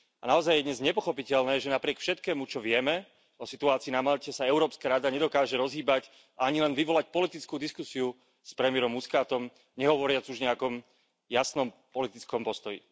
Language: Slovak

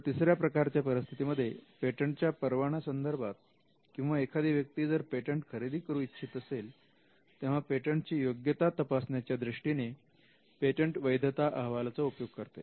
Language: Marathi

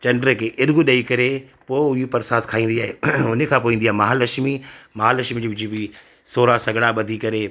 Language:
Sindhi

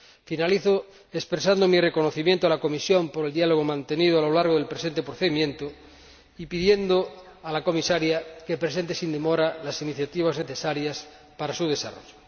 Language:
Spanish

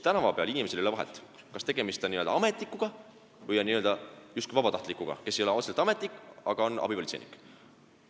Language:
Estonian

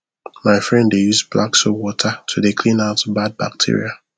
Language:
Nigerian Pidgin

